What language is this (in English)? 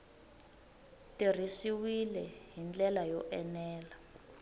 Tsonga